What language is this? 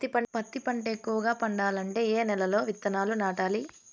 Telugu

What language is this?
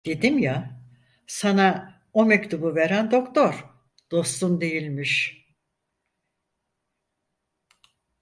Turkish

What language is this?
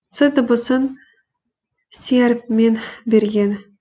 Kazakh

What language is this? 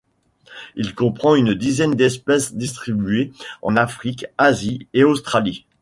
French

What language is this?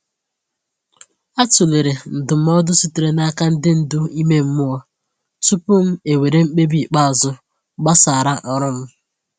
Igbo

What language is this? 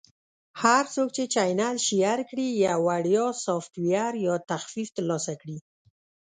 Pashto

